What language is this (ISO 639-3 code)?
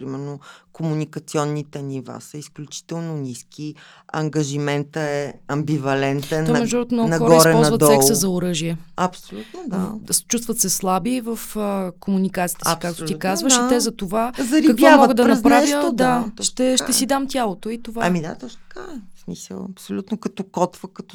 bul